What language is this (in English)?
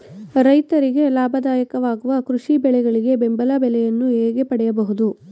Kannada